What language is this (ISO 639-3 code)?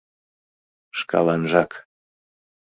chm